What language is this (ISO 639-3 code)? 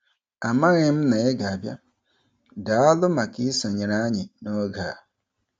ibo